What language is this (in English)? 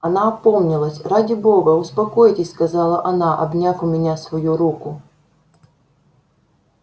Russian